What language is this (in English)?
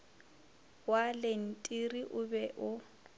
Northern Sotho